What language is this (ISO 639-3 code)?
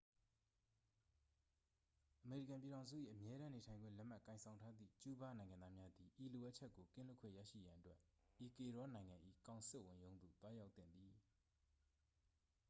mya